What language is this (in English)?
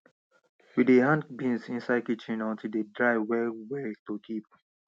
Nigerian Pidgin